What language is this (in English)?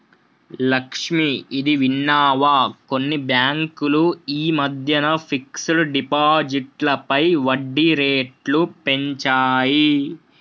Telugu